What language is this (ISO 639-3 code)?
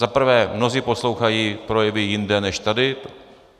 ces